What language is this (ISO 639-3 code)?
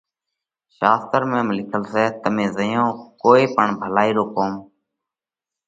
kvx